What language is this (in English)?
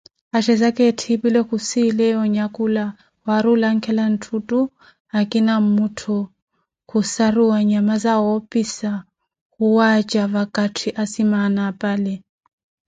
Koti